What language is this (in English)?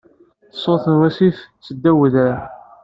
Kabyle